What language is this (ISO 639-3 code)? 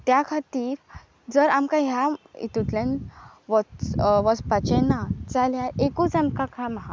kok